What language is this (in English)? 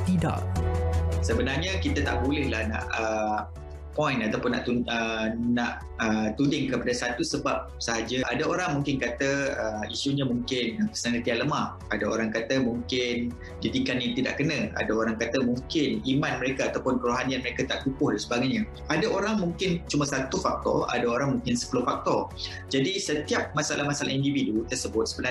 Malay